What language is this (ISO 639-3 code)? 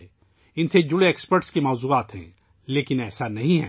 urd